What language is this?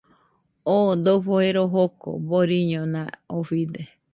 Nüpode Huitoto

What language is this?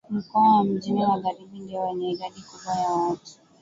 Swahili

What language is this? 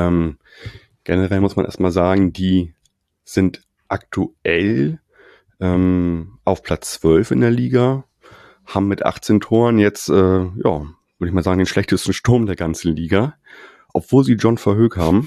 German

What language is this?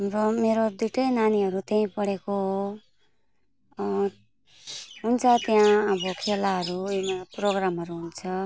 Nepali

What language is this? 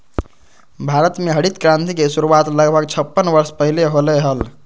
Magahi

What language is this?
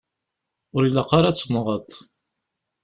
Kabyle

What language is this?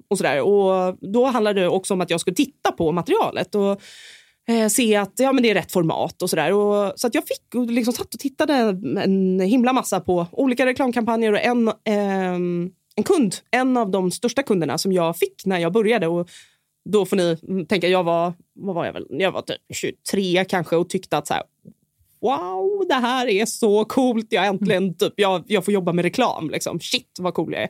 Swedish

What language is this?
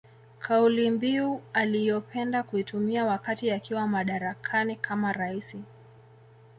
Swahili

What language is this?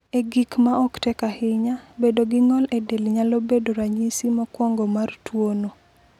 Luo (Kenya and Tanzania)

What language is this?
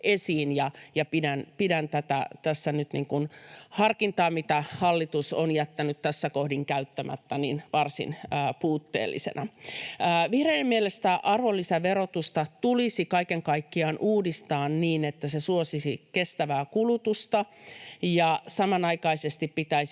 Finnish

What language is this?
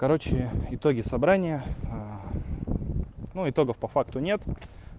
Russian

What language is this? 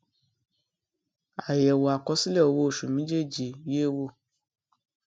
Yoruba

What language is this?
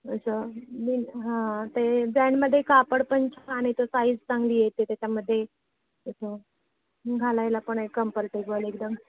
Marathi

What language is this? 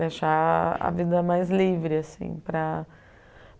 Portuguese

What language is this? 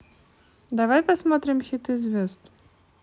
Russian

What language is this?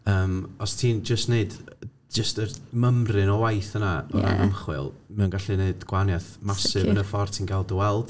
Welsh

